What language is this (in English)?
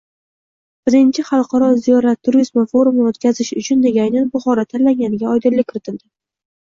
Uzbek